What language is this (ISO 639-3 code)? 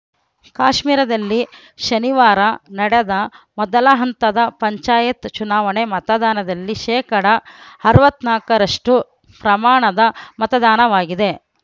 kan